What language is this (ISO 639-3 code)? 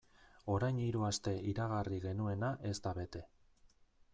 eus